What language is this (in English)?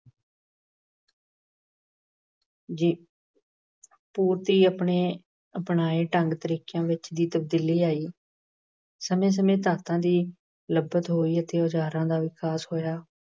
Punjabi